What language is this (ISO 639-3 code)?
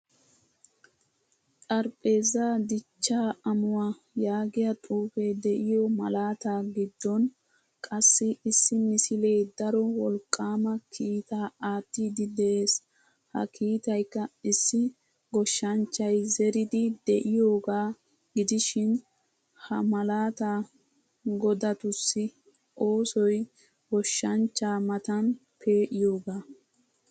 wal